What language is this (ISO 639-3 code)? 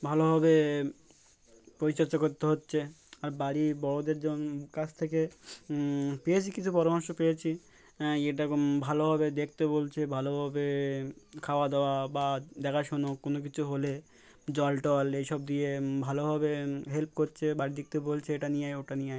ben